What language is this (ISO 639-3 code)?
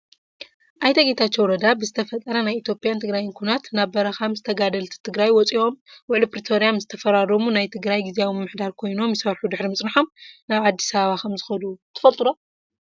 tir